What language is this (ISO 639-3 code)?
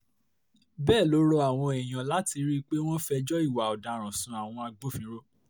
yor